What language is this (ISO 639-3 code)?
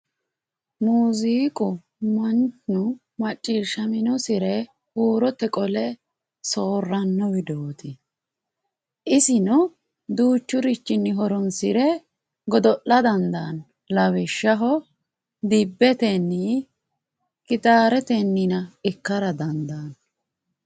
sid